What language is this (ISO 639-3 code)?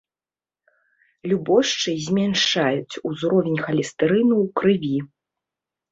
bel